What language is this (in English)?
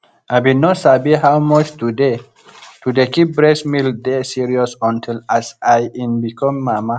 Nigerian Pidgin